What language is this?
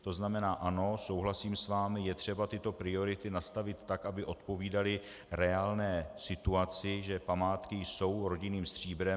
Czech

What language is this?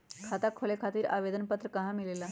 Magahi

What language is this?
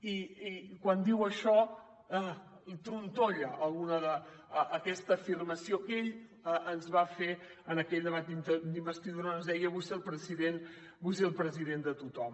Catalan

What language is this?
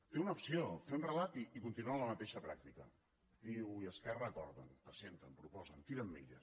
Catalan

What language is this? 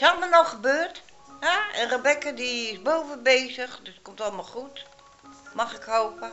Dutch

